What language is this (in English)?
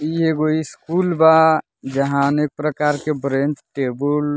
Bhojpuri